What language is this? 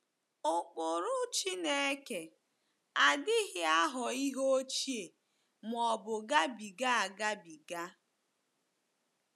Igbo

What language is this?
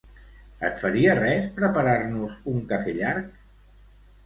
Catalan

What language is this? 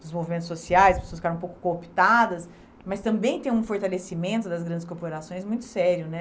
Portuguese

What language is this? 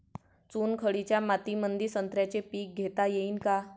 Marathi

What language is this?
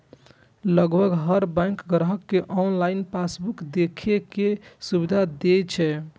Maithili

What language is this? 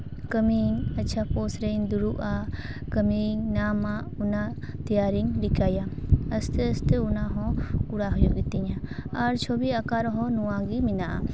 Santali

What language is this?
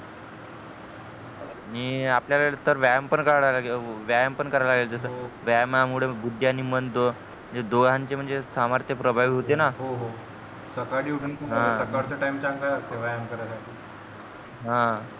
Marathi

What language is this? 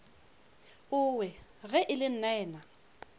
Northern Sotho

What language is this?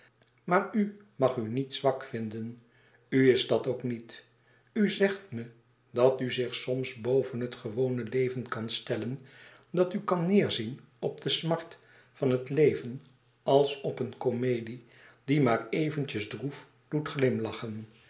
Dutch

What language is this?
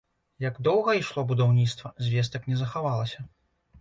Belarusian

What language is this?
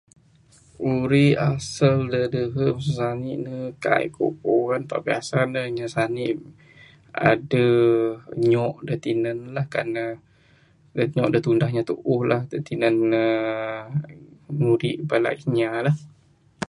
Bukar-Sadung Bidayuh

